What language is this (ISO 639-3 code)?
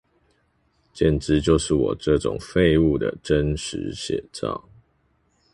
zho